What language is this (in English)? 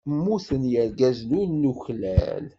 Kabyle